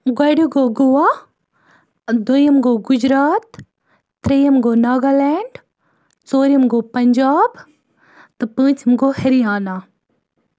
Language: Kashmiri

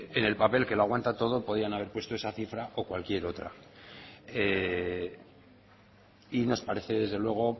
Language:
Spanish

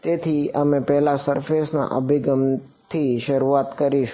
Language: Gujarati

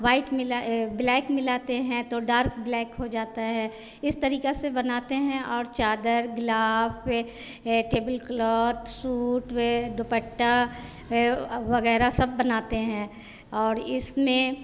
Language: Hindi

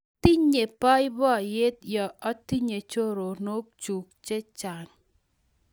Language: Kalenjin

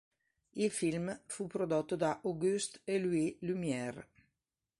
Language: Italian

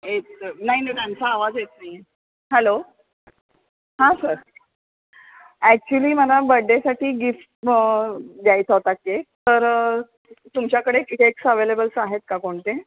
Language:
Marathi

